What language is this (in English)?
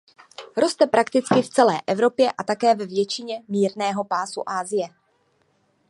Czech